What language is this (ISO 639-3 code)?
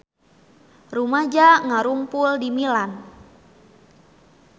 sun